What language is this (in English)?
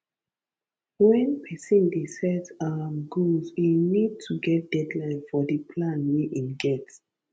Nigerian Pidgin